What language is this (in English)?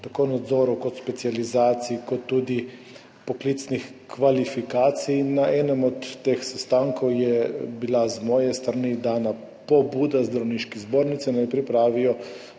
Slovenian